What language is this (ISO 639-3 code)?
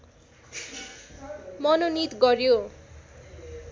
nep